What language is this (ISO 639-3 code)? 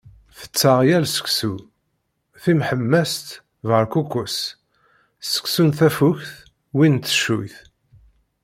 kab